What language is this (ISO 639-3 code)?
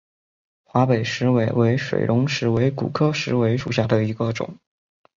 zho